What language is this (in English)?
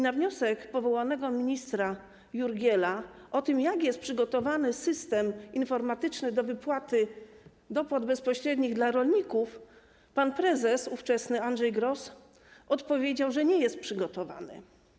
Polish